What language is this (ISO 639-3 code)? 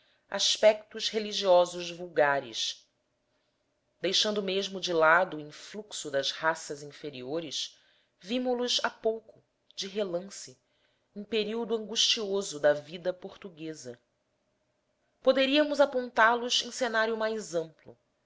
por